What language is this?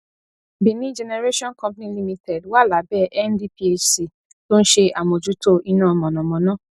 Yoruba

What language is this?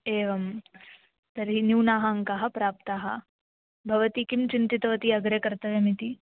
Sanskrit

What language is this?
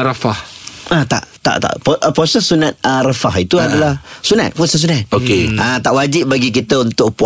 Malay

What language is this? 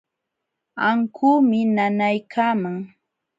Jauja Wanca Quechua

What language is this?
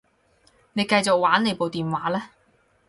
Cantonese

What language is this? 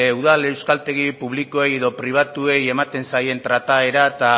Basque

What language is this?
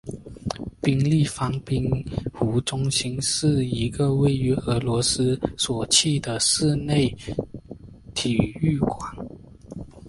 Chinese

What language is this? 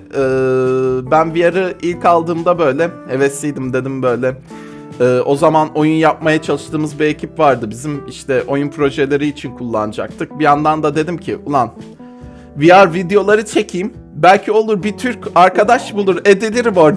Turkish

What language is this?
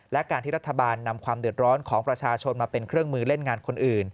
Thai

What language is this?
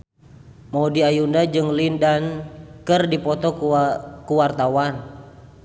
Sundanese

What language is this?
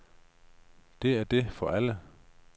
Danish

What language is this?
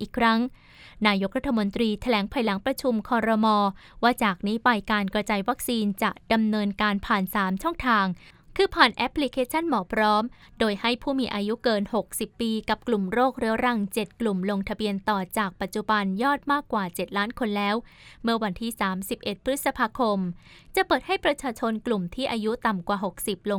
Thai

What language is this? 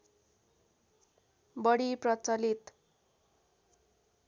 Nepali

